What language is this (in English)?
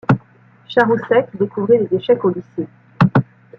French